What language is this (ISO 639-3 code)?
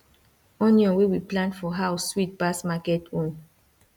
pcm